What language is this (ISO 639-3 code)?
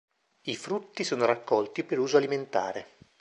ita